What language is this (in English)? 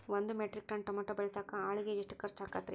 Kannada